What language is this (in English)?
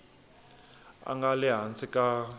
Tsonga